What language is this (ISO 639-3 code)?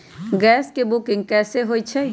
mag